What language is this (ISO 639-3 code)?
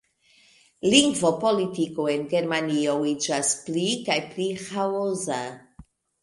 epo